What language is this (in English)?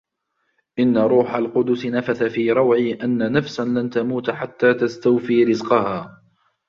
Arabic